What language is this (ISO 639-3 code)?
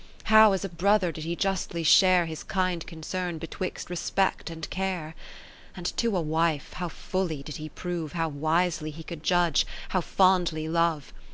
eng